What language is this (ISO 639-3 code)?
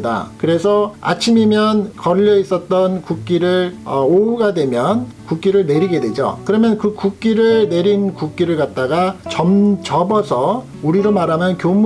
kor